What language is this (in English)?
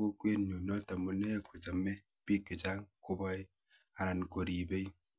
Kalenjin